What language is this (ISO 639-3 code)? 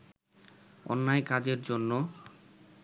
ben